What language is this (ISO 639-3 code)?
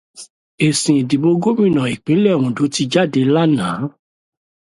yor